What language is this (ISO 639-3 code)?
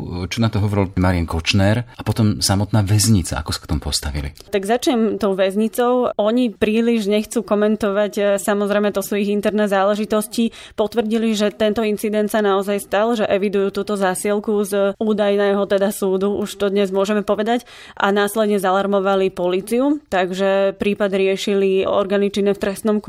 slk